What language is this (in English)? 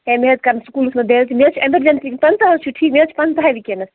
Kashmiri